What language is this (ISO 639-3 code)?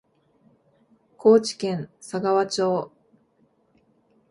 jpn